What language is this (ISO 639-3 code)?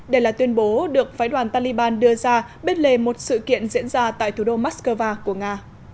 vie